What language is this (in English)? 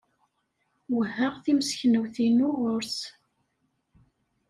Kabyle